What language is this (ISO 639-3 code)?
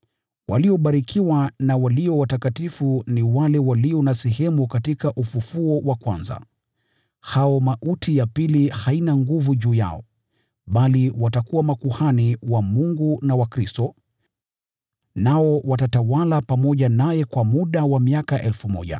swa